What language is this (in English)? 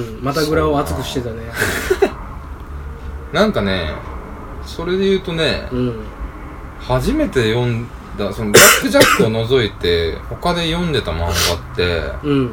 Japanese